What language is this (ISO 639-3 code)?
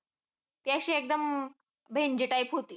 mar